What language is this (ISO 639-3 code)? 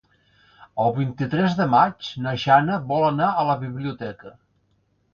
cat